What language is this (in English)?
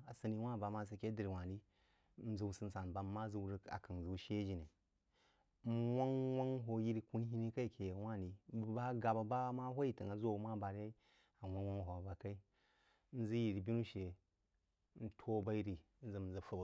Jiba